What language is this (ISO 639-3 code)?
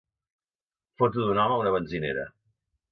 cat